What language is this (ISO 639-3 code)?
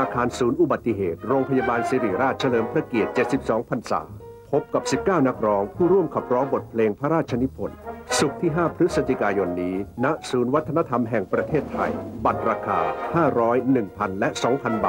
tha